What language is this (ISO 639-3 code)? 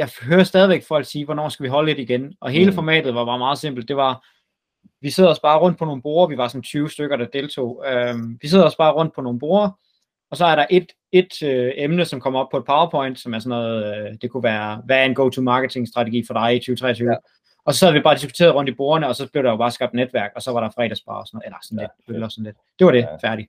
dan